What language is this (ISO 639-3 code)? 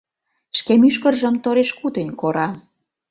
chm